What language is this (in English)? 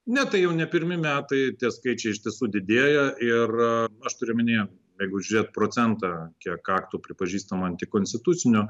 Lithuanian